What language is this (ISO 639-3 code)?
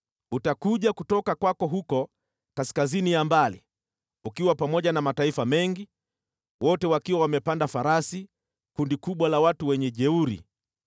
swa